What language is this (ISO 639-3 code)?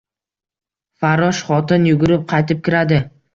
uzb